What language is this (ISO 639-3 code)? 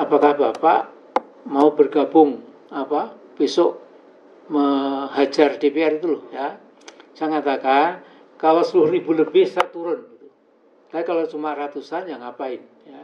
ind